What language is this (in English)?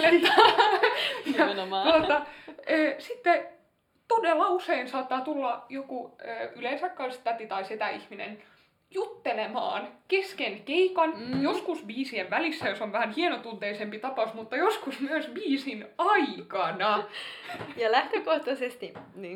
Finnish